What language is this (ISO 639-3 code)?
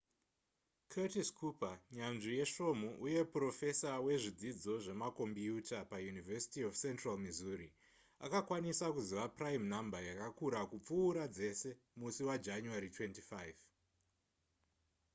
sna